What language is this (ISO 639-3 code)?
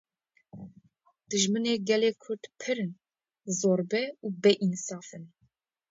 kur